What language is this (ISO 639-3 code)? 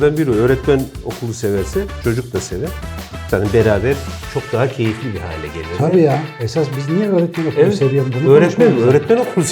tur